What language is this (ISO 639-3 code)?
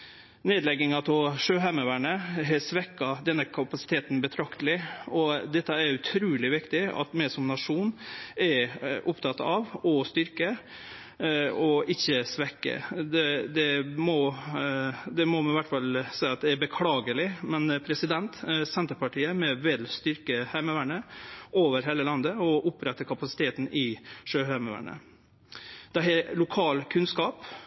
nno